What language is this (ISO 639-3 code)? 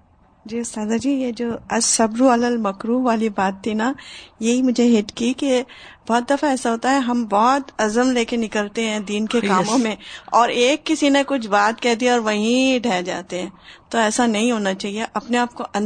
urd